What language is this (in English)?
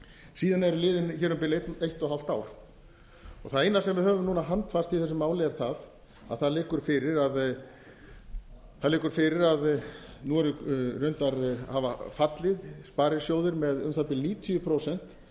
Icelandic